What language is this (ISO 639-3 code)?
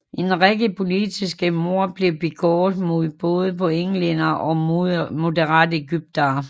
dan